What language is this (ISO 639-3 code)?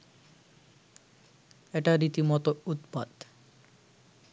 ben